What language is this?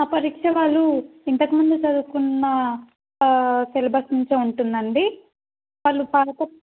Telugu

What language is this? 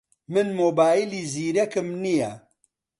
Central Kurdish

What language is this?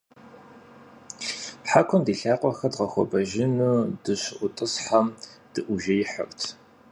Kabardian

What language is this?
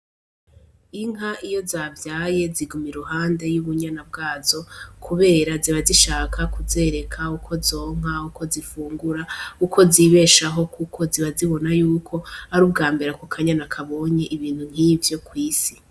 Rundi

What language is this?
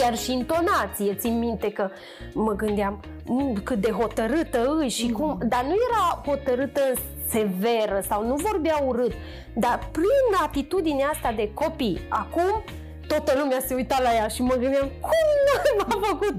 Romanian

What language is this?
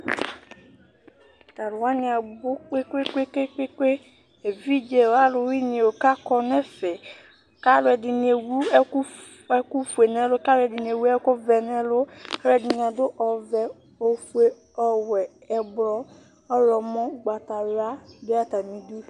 Ikposo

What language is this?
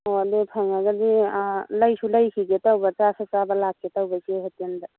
Manipuri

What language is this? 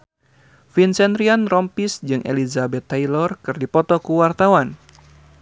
Sundanese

